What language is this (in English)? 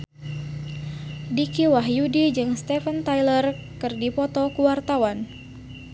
Sundanese